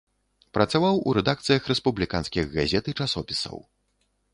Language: Belarusian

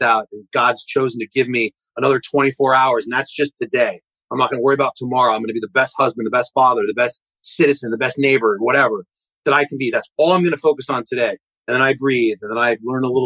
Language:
English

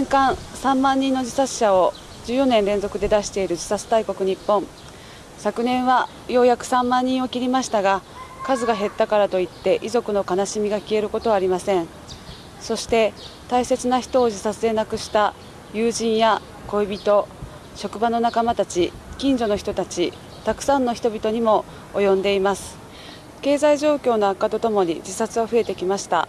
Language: Japanese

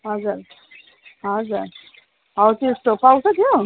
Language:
Nepali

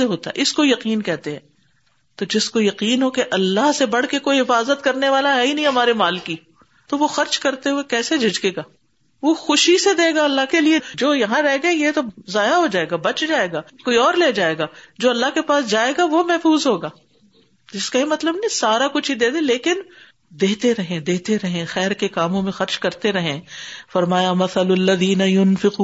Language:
Urdu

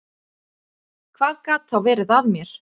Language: Icelandic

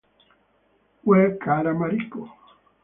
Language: Italian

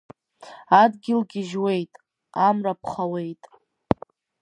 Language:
Abkhazian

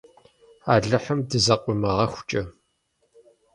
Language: Kabardian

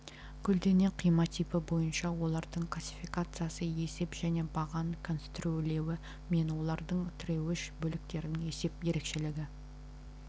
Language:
Kazakh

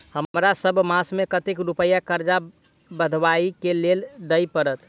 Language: Maithili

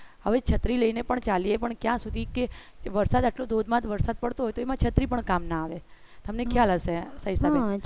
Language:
Gujarati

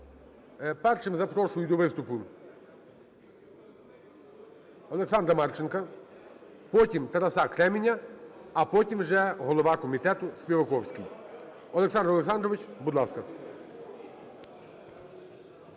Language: Ukrainian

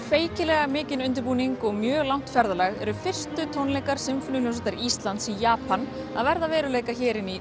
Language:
Icelandic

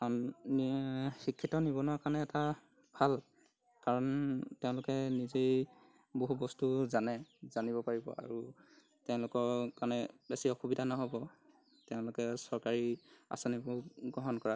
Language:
Assamese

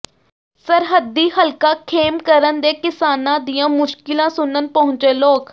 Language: Punjabi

